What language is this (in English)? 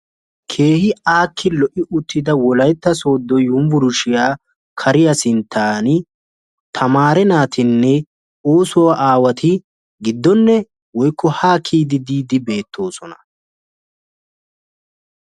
Wolaytta